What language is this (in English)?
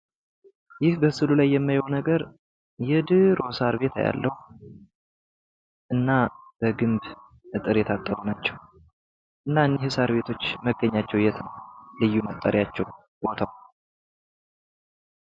Amharic